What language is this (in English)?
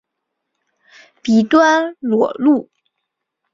Chinese